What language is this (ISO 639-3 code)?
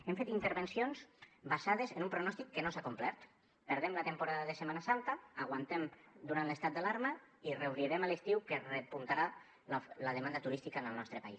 cat